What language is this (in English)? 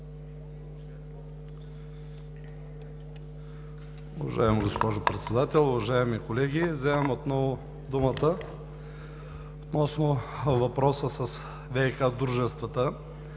Bulgarian